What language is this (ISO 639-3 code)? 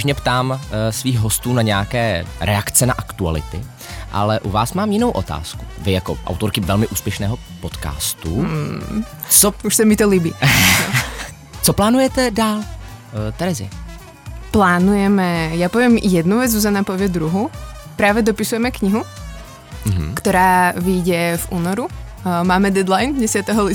ces